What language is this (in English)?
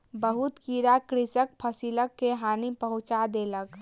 Maithili